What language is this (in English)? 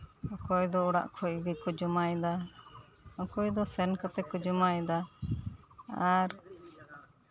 Santali